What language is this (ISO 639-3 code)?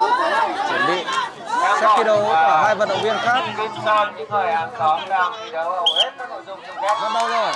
vie